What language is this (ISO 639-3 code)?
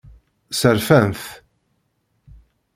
kab